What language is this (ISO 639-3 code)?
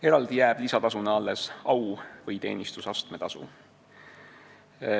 est